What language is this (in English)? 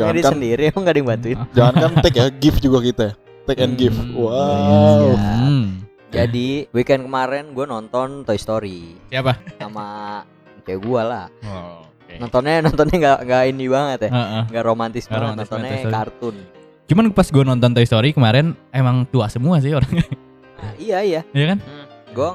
Indonesian